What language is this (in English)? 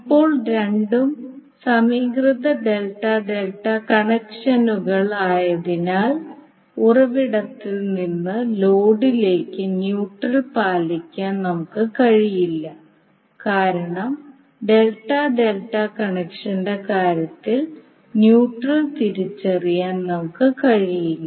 Malayalam